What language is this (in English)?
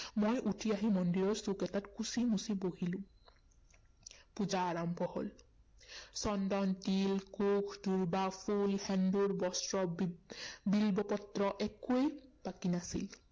Assamese